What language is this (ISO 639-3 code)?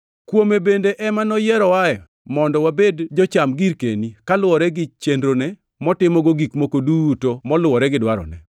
luo